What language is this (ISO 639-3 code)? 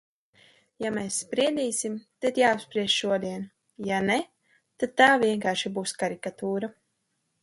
lav